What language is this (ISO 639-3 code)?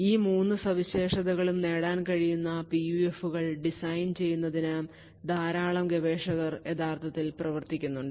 mal